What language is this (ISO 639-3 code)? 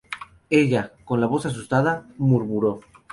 spa